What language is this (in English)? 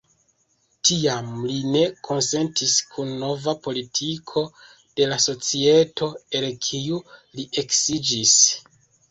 Esperanto